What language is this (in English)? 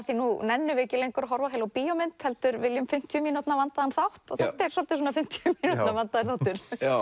Icelandic